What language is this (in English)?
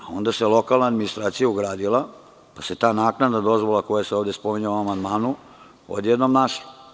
Serbian